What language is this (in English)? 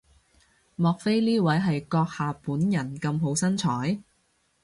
Cantonese